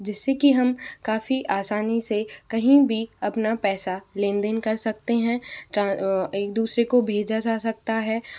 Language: Hindi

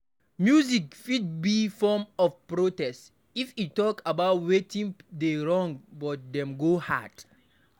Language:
Nigerian Pidgin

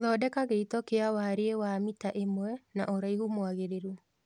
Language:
Kikuyu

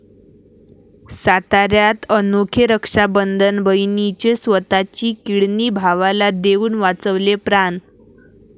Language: Marathi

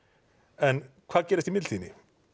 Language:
Icelandic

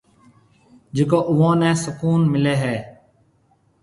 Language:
Marwari (Pakistan)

